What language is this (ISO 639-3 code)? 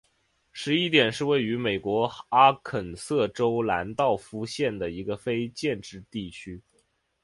zho